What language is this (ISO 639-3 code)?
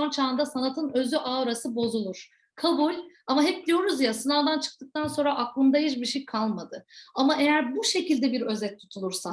tur